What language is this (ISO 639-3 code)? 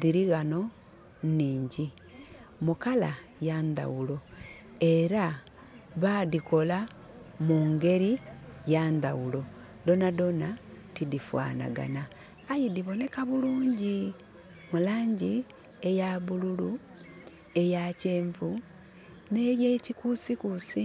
xog